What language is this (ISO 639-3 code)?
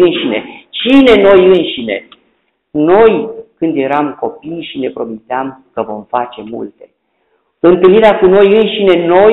ron